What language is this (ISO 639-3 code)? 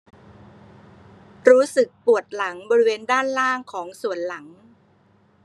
tha